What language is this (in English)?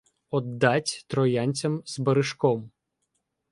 Ukrainian